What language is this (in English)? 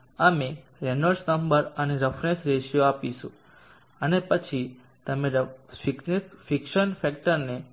Gujarati